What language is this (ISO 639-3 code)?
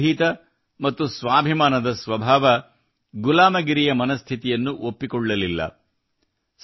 kan